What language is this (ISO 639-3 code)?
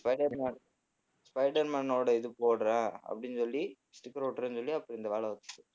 tam